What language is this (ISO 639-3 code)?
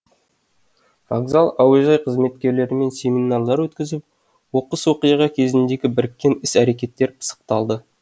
kaz